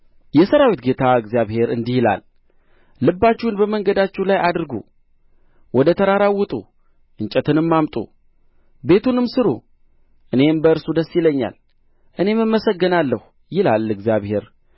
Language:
Amharic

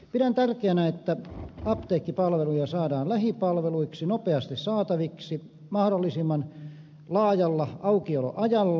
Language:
Finnish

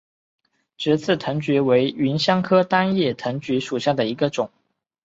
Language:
Chinese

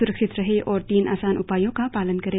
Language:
Hindi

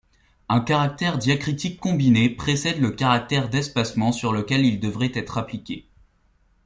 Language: French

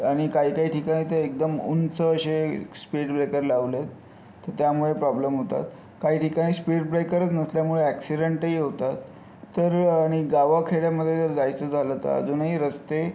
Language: Marathi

